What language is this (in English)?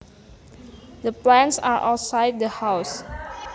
Javanese